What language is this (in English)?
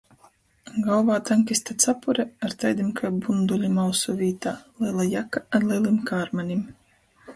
Latgalian